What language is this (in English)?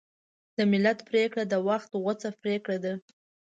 Pashto